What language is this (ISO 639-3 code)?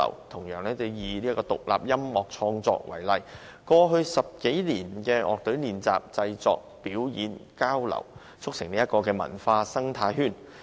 yue